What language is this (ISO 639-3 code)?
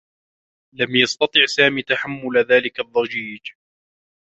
ara